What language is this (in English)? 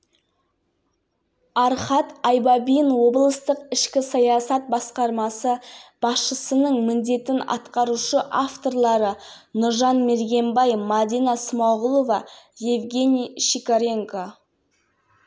Kazakh